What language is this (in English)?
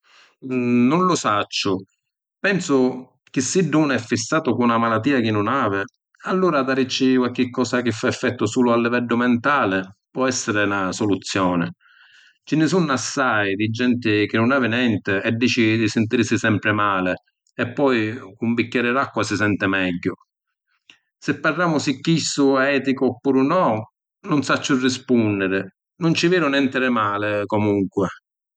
Sicilian